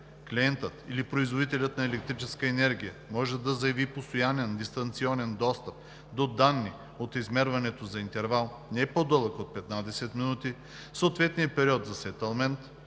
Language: Bulgarian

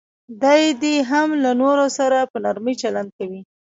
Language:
Pashto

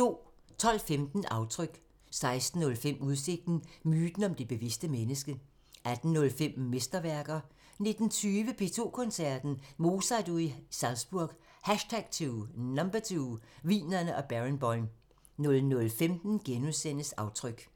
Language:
Danish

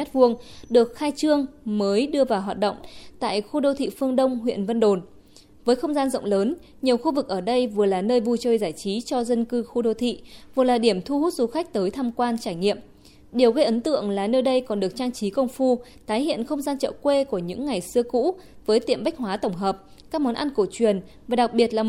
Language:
Vietnamese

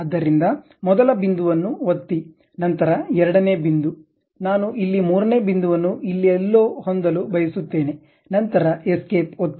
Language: Kannada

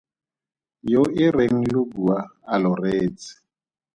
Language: Tswana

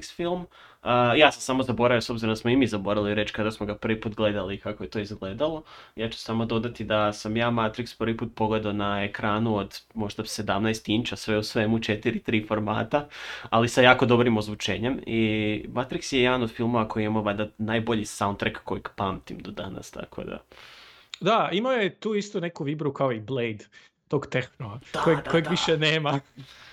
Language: Croatian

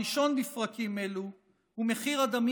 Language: Hebrew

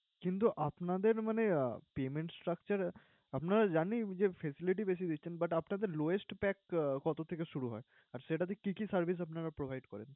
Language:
Bangla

